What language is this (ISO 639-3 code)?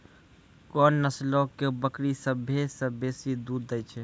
mai